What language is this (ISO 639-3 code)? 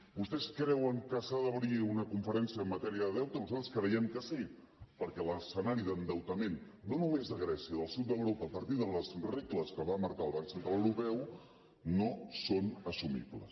cat